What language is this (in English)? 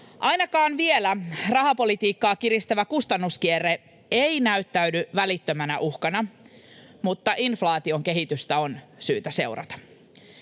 Finnish